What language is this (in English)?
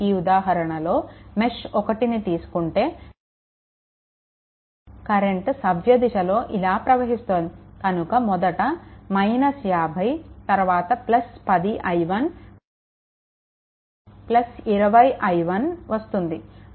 Telugu